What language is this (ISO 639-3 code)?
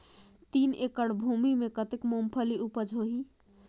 hne